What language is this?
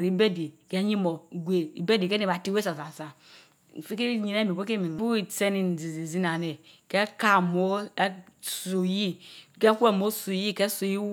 Mbe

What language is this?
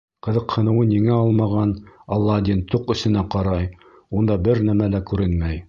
Bashkir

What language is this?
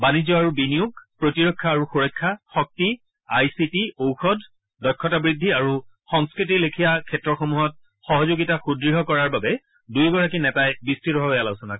Assamese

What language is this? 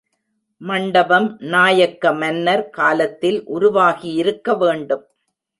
Tamil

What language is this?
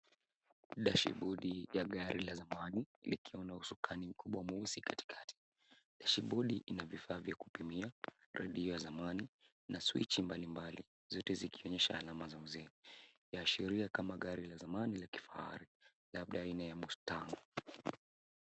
Swahili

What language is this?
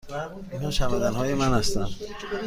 Persian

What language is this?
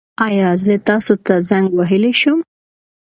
Pashto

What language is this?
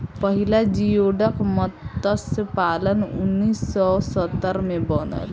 Bhojpuri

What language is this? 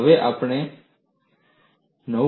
Gujarati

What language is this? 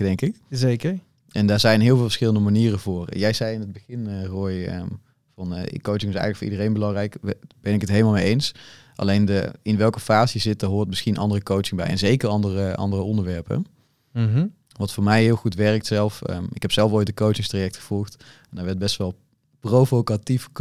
Dutch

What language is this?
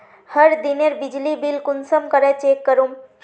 Magahi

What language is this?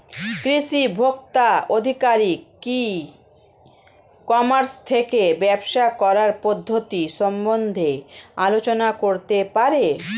Bangla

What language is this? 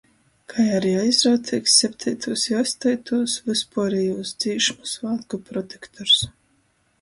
Latgalian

